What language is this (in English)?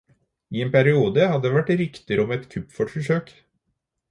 Norwegian Bokmål